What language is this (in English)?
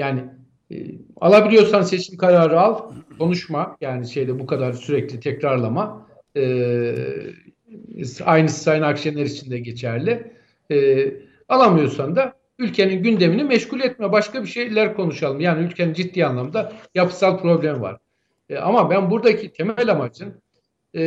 Turkish